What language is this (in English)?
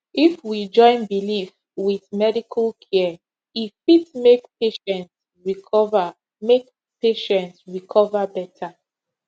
Nigerian Pidgin